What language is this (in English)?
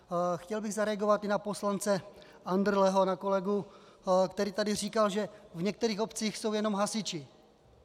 Czech